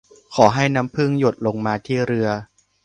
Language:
Thai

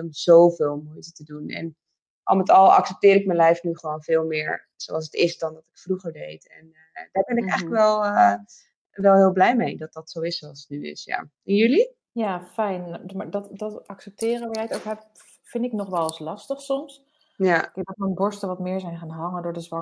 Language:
Dutch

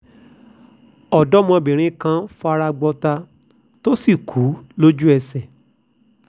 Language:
Yoruba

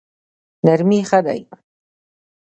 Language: Pashto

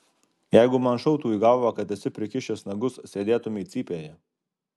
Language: Lithuanian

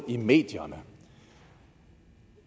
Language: Danish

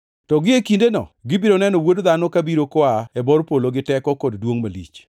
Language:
Luo (Kenya and Tanzania)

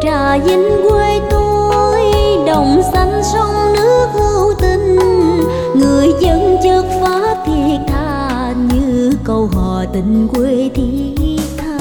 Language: Vietnamese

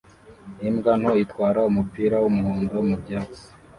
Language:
Kinyarwanda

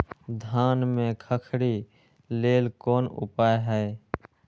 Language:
Maithili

